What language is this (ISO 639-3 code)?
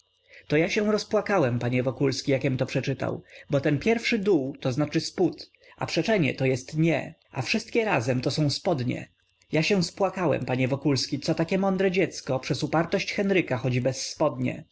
pol